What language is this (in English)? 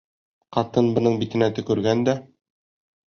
Bashkir